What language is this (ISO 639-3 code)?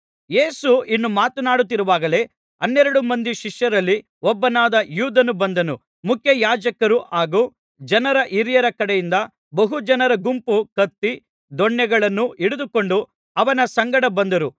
kan